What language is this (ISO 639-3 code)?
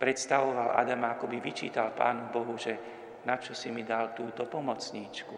slk